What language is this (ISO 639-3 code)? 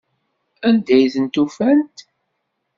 kab